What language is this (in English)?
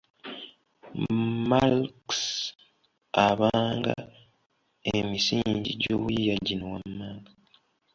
Ganda